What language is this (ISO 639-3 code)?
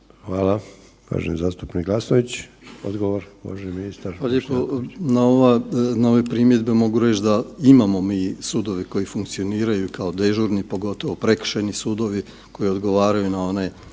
hrv